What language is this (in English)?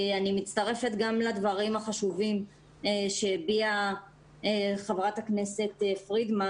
Hebrew